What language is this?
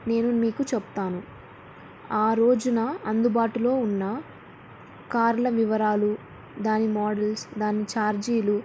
Telugu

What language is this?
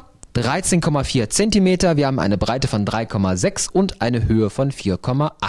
German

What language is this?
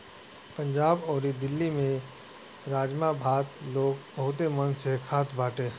Bhojpuri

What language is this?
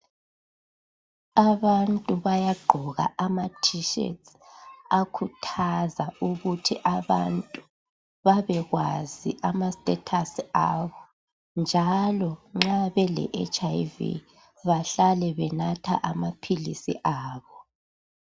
North Ndebele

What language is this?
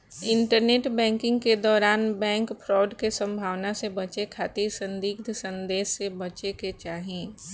Bhojpuri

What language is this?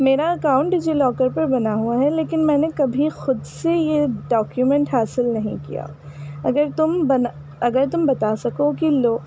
Urdu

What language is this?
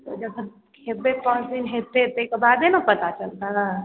Maithili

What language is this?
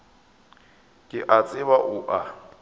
Northern Sotho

